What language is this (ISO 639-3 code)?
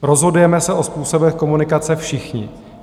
ces